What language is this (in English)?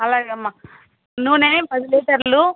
Telugu